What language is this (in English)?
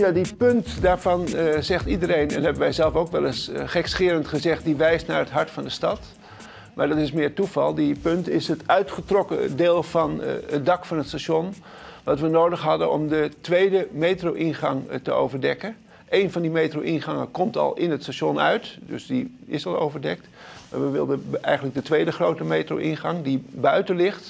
Dutch